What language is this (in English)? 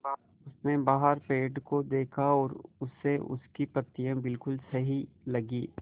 Hindi